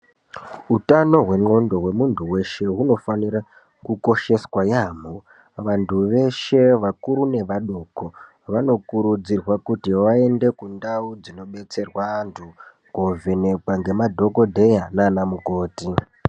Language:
Ndau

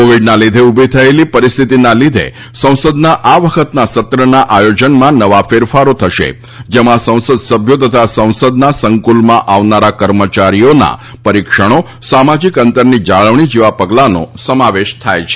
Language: Gujarati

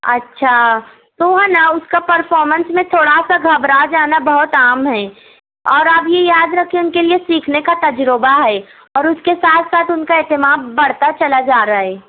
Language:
Urdu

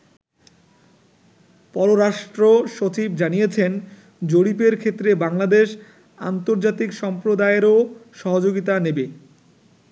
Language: Bangla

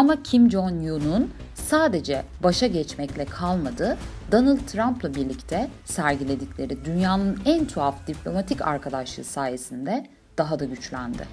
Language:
Turkish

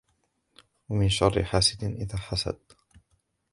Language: Arabic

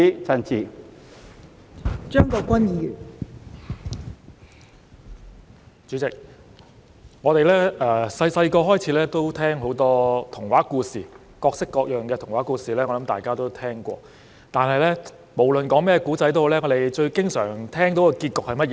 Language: Cantonese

